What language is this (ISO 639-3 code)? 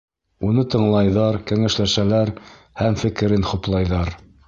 bak